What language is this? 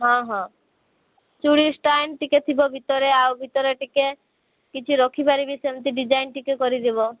Odia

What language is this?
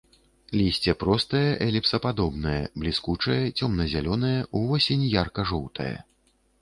Belarusian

